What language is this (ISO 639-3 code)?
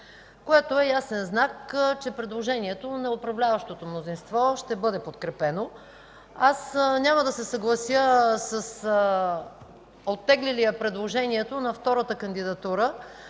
bul